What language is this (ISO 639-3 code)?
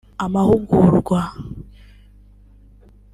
kin